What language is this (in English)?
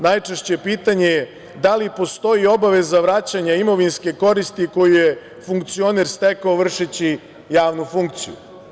Serbian